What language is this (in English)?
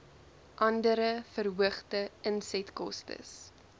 Afrikaans